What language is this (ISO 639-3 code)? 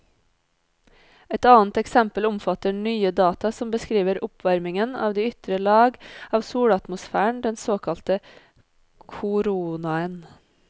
nor